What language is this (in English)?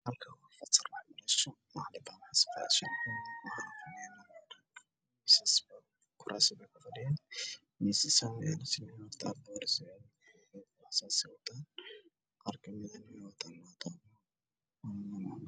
Somali